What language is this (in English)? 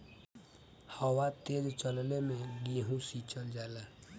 Bhojpuri